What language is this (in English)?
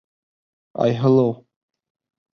Bashkir